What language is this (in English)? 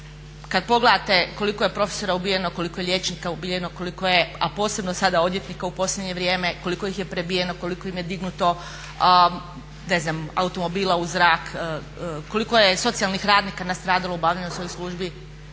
Croatian